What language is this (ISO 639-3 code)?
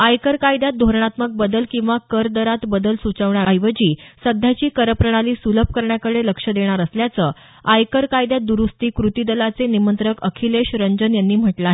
mar